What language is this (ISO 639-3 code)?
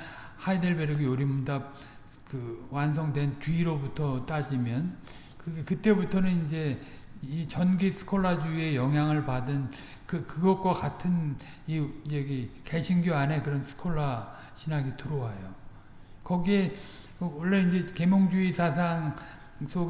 kor